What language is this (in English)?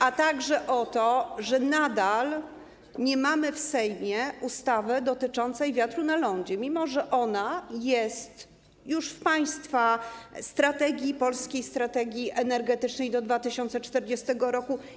Polish